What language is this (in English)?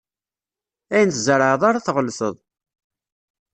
Kabyle